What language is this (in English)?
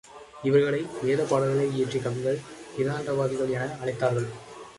Tamil